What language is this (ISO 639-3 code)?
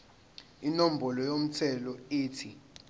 zul